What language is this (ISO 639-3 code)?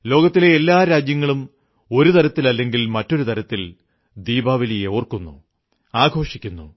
mal